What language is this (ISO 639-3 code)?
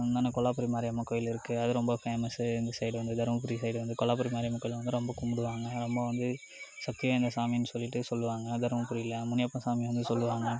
tam